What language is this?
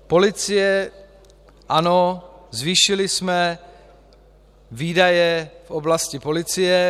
Czech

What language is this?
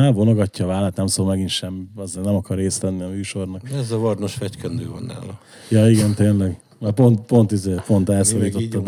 Hungarian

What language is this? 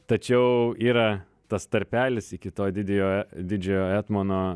Lithuanian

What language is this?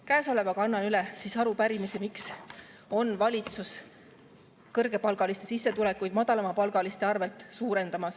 Estonian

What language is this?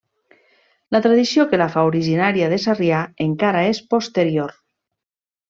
Catalan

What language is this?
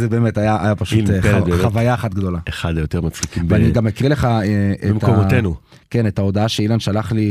Hebrew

